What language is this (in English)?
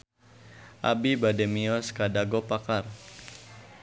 Sundanese